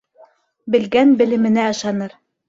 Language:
Bashkir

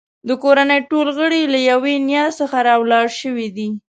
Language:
Pashto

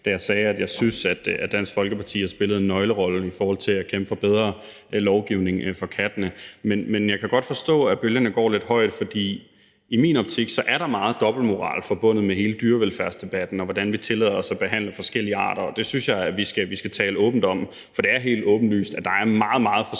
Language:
Danish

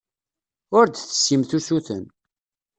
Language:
Kabyle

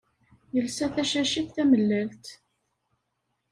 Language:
Kabyle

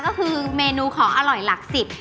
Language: Thai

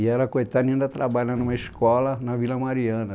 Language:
Portuguese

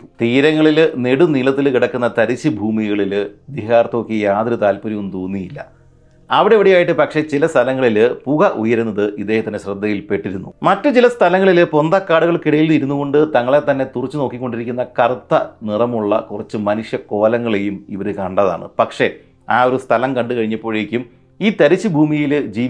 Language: Malayalam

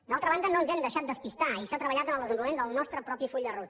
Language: Catalan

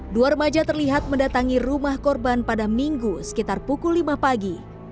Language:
Indonesian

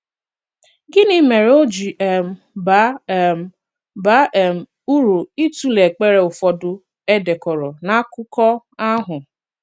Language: Igbo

